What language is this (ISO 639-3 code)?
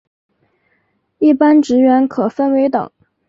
zho